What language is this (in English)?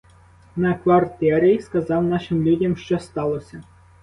Ukrainian